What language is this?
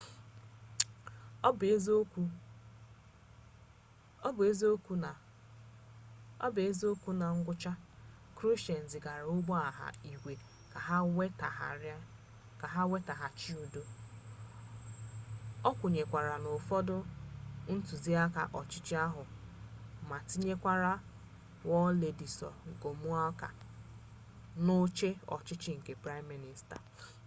Igbo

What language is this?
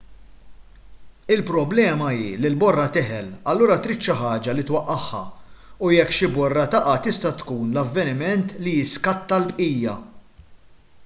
Maltese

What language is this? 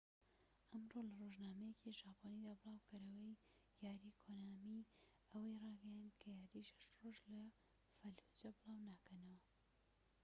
Central Kurdish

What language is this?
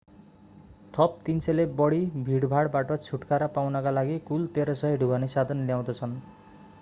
Nepali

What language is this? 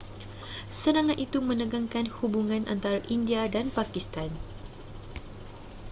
Malay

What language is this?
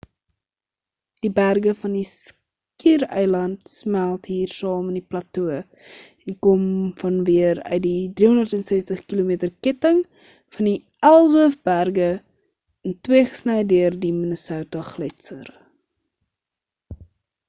Afrikaans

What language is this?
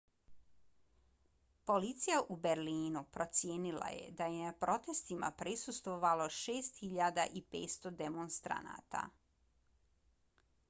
Bosnian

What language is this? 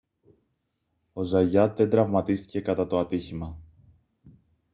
Greek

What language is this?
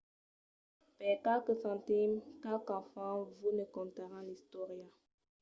Occitan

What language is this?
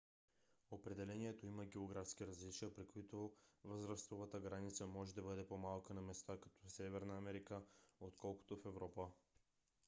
Bulgarian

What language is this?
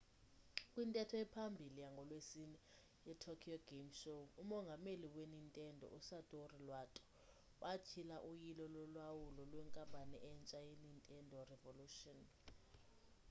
Xhosa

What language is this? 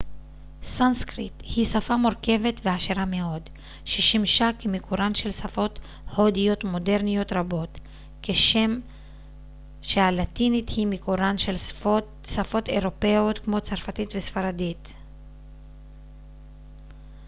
Hebrew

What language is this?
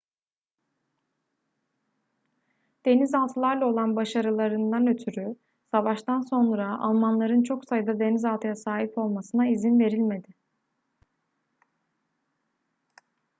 Turkish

